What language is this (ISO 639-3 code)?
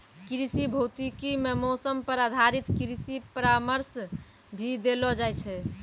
mai